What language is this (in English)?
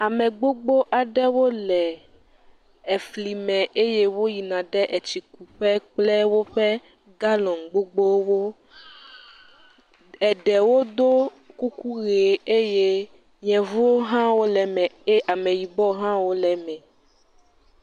Ewe